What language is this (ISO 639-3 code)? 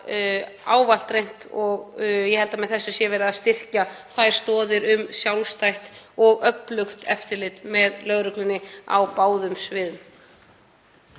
isl